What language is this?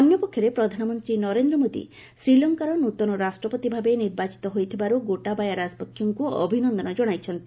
Odia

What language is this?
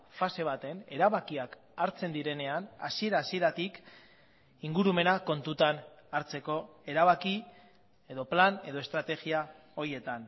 Basque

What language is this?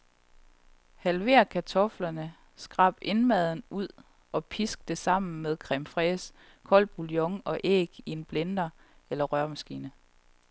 Danish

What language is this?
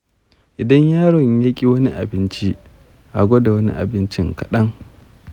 Hausa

